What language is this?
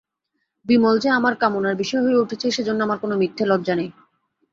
Bangla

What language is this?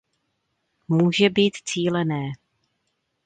Czech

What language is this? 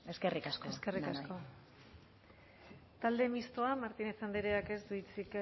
Basque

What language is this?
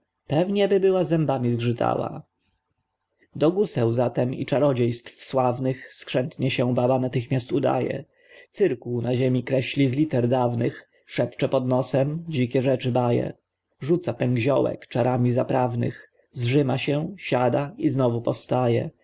Polish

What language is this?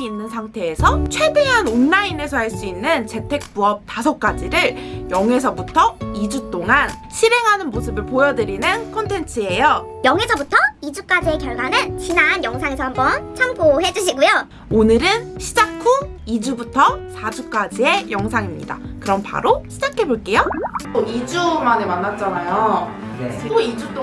Korean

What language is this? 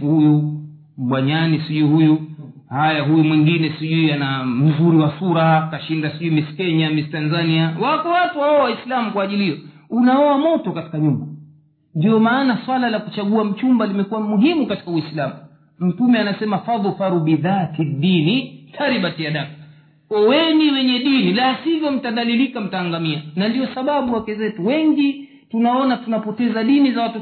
Swahili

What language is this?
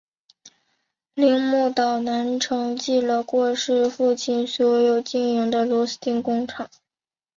Chinese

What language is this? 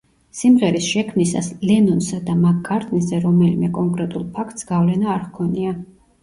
Georgian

